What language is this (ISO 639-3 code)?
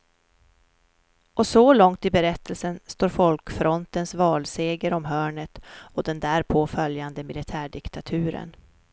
swe